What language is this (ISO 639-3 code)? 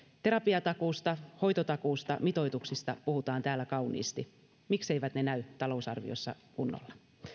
fin